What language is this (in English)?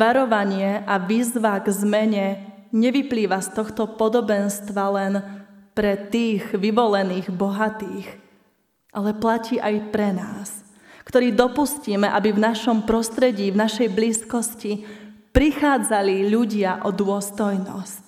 Slovak